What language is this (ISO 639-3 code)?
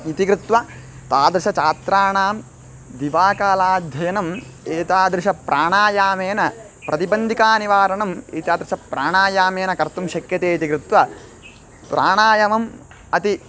san